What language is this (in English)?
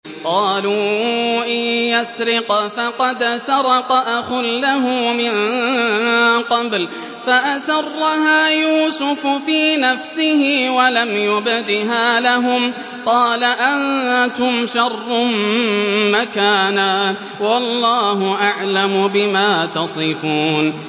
Arabic